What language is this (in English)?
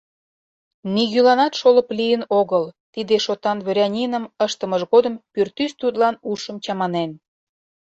Mari